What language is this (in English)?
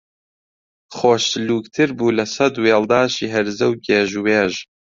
Central Kurdish